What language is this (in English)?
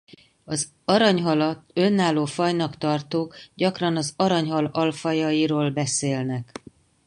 Hungarian